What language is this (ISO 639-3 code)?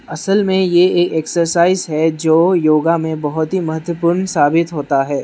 hin